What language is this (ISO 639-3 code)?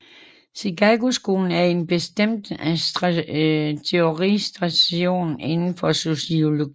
dan